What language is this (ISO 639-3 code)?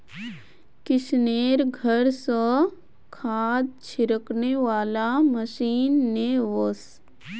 mag